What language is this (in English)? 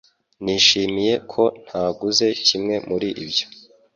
Kinyarwanda